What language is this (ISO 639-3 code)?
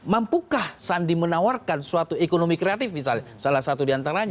ind